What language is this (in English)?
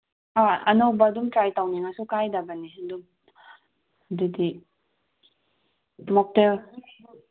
Manipuri